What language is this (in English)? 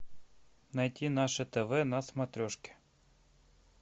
Russian